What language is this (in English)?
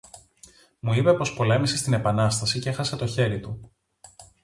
Greek